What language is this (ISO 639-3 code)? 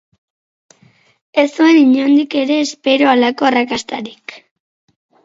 eus